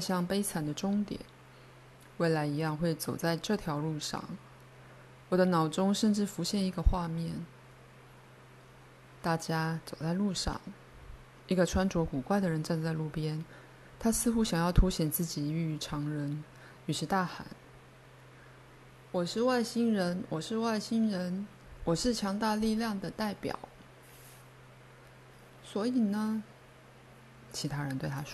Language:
Chinese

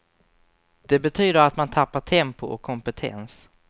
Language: Swedish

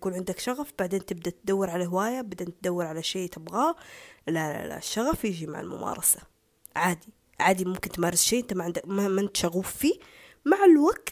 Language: Arabic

